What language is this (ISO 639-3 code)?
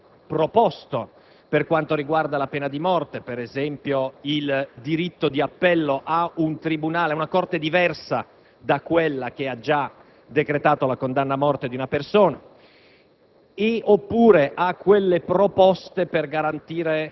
ita